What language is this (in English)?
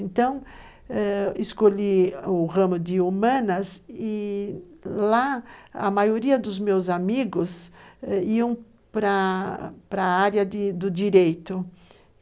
Portuguese